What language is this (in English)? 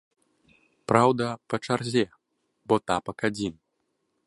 Belarusian